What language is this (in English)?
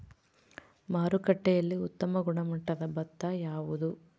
Kannada